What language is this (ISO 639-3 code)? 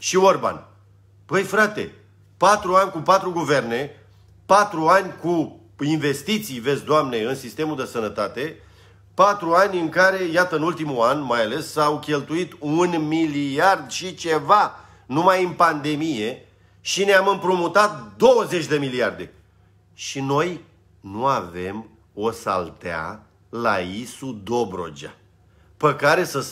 ron